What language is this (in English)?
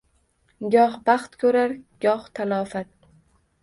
Uzbek